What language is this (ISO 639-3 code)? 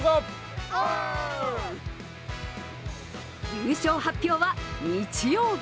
jpn